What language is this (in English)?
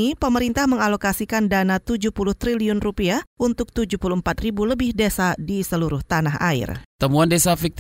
Indonesian